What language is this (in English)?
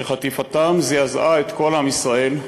Hebrew